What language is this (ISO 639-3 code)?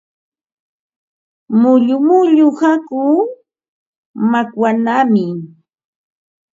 qva